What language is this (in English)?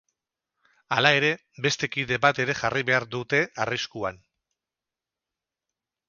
Basque